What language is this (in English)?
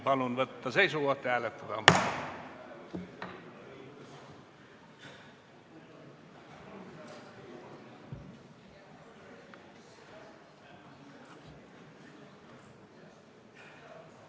Estonian